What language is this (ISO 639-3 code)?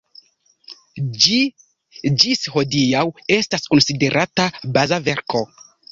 epo